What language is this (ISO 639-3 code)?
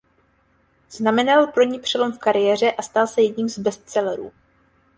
ces